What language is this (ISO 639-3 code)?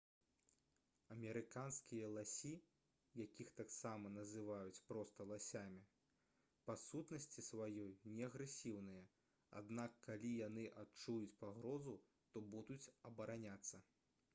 bel